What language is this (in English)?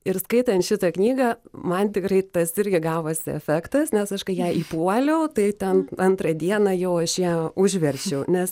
Lithuanian